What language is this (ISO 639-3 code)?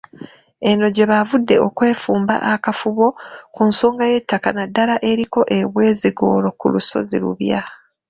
lug